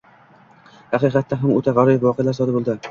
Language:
Uzbek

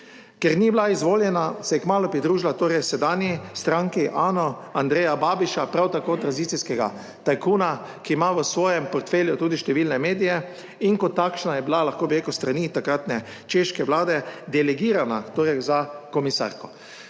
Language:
Slovenian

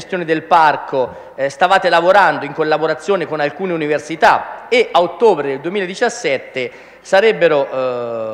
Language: Italian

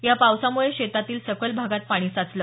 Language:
Marathi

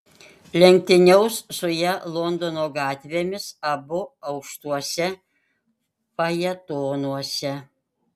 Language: Lithuanian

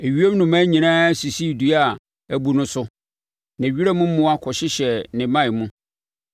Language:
Akan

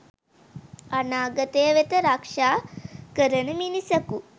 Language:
Sinhala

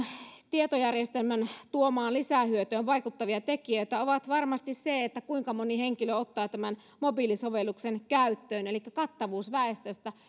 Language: Finnish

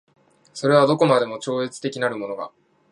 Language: Japanese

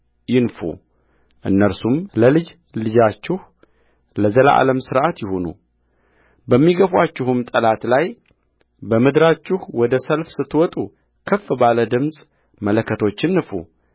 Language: Amharic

